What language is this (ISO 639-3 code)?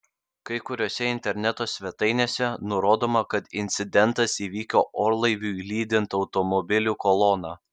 lit